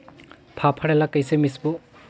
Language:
Chhattisgarhi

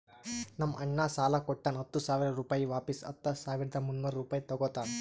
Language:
Kannada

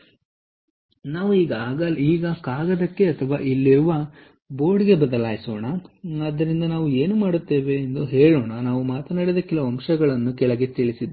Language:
Kannada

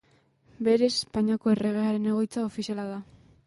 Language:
Basque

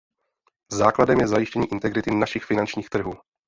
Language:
Czech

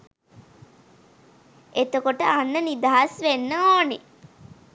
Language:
Sinhala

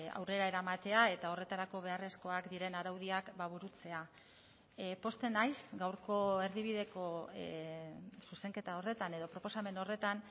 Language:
Basque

